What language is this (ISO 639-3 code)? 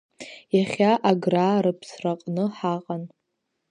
abk